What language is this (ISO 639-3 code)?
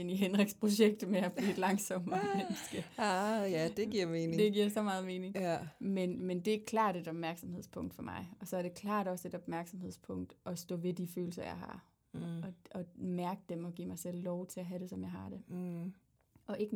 dan